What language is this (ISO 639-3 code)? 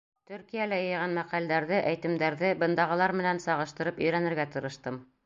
bak